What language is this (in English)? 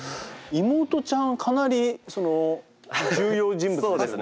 Japanese